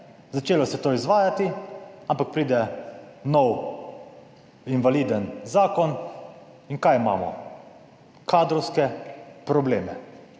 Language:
Slovenian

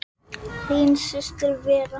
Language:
Icelandic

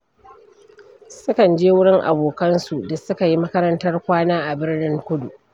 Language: Hausa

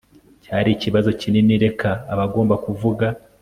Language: Kinyarwanda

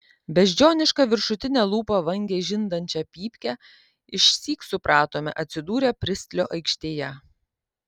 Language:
Lithuanian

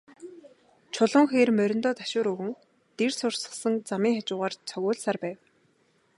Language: Mongolian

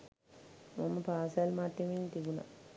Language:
Sinhala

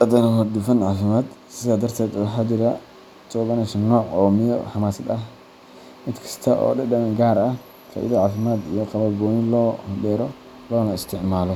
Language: Somali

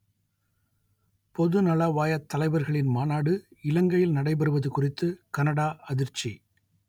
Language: Tamil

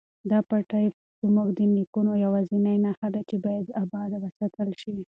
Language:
Pashto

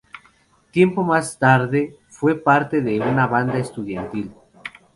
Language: Spanish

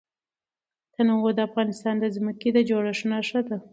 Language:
Pashto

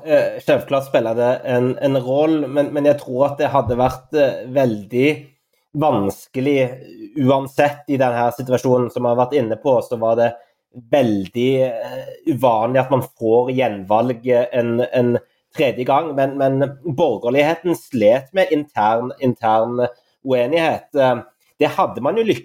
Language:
Swedish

